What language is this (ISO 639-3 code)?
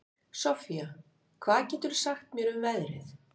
isl